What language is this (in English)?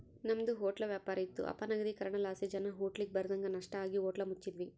Kannada